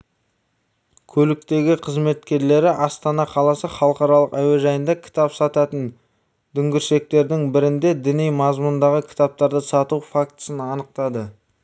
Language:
Kazakh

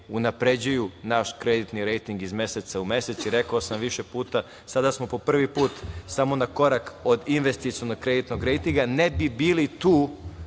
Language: Serbian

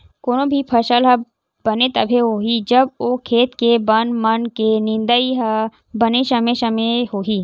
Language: Chhattisgarhi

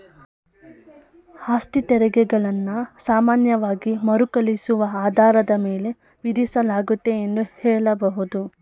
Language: Kannada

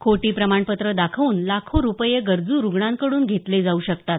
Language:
Marathi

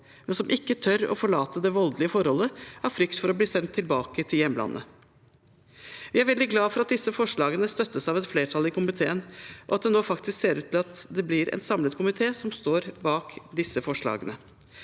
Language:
Norwegian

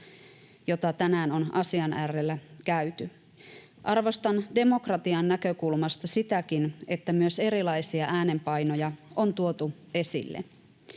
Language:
Finnish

